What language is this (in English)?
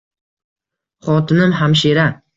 Uzbek